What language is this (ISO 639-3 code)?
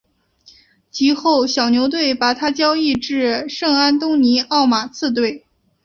zho